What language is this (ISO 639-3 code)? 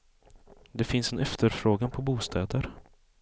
swe